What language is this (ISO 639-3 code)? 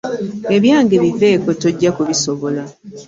lug